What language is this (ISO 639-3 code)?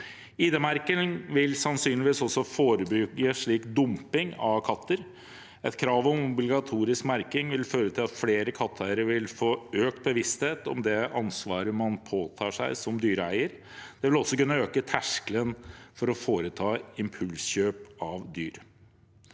nor